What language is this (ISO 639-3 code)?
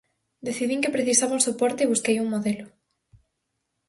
glg